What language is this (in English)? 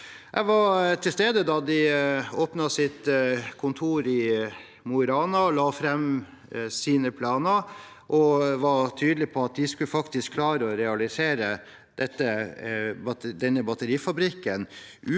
Norwegian